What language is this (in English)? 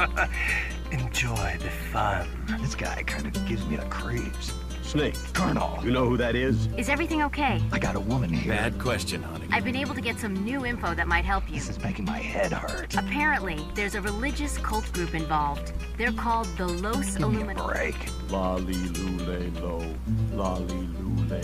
Portuguese